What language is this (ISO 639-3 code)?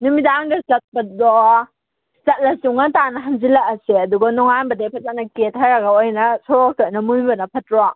mni